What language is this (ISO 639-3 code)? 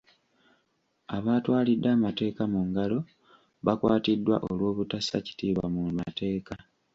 lug